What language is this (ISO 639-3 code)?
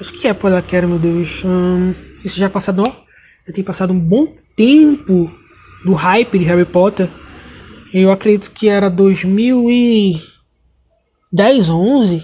por